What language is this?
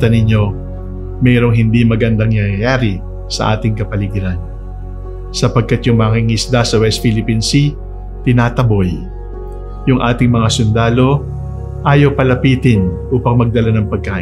Filipino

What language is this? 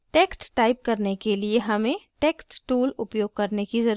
Hindi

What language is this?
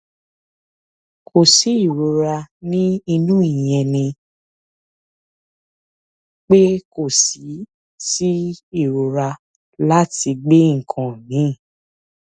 Yoruba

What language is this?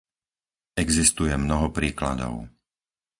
Slovak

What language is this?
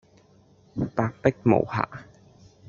Cantonese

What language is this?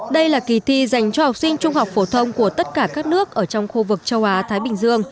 Vietnamese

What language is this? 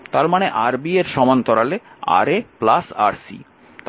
Bangla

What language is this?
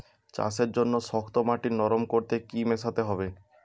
Bangla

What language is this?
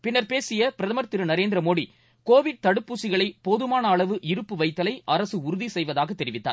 Tamil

